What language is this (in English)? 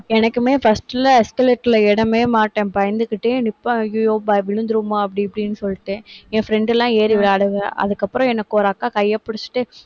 Tamil